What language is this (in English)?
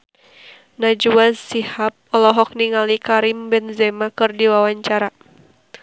Sundanese